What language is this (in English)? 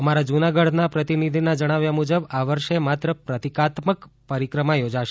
Gujarati